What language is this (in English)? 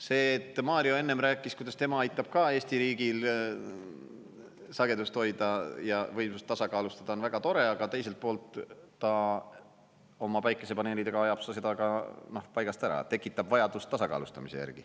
Estonian